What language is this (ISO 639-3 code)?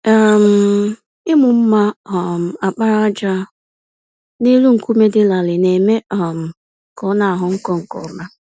ibo